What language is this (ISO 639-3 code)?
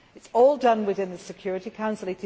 eng